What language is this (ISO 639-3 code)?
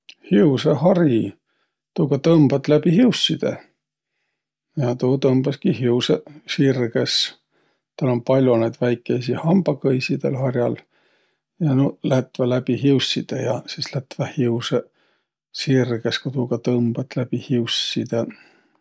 vro